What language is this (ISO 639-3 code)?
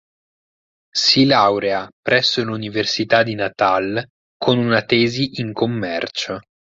ita